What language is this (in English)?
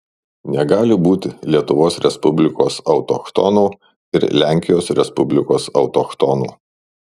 Lithuanian